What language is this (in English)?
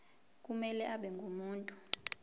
Zulu